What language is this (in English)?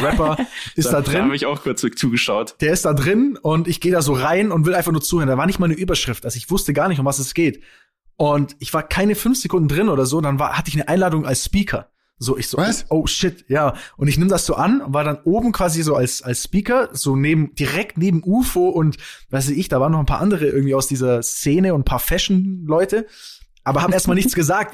German